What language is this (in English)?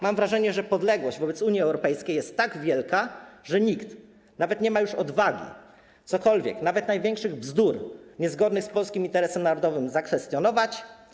Polish